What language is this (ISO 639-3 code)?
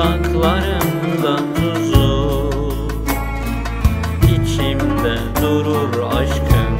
tur